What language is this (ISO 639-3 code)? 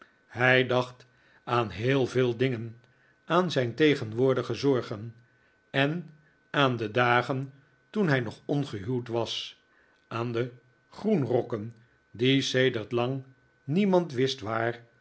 nld